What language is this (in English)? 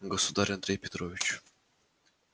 Russian